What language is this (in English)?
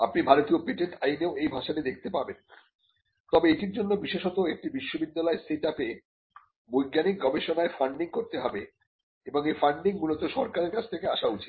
Bangla